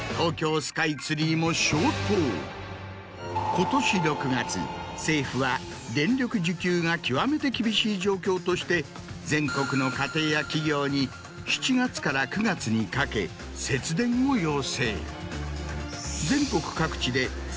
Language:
Japanese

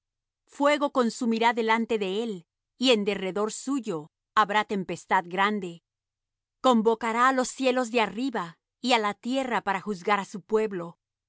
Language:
Spanish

